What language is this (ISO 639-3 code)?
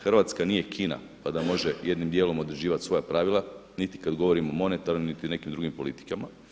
hrv